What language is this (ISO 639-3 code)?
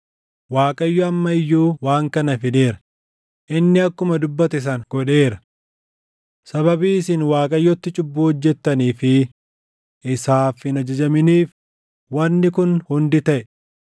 orm